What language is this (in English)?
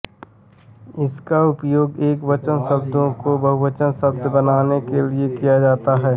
Hindi